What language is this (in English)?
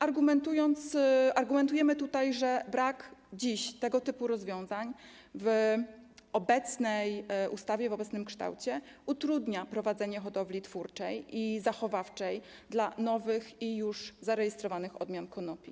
Polish